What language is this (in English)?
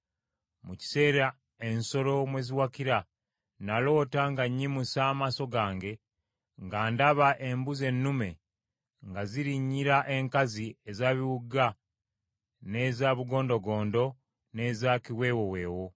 Ganda